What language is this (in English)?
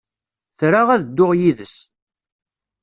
Kabyle